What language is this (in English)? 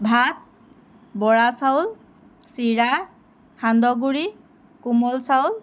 Assamese